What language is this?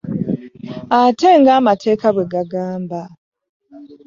Ganda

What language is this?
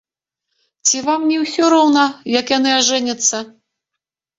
Belarusian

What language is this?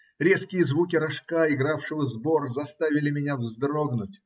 Russian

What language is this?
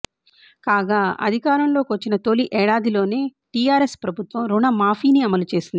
Telugu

